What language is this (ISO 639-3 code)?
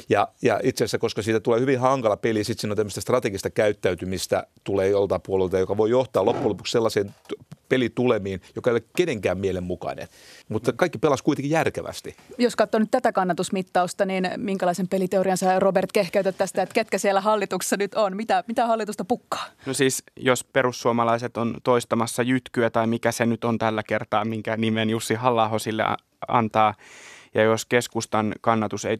fin